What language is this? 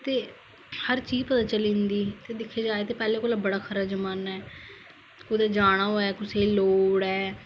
Dogri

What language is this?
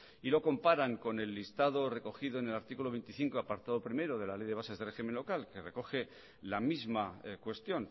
Spanish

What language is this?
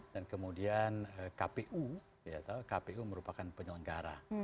Indonesian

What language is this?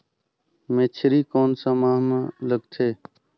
Chhattisgarhi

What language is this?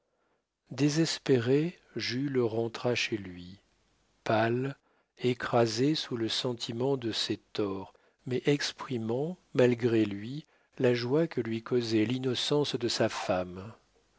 French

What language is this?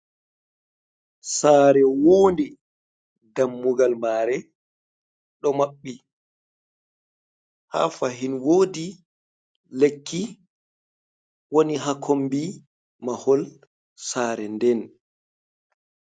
Fula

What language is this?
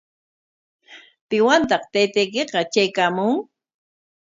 Corongo Ancash Quechua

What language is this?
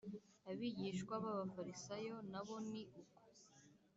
Kinyarwanda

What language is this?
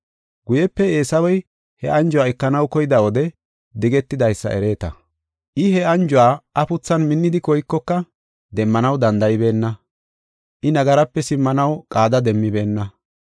Gofa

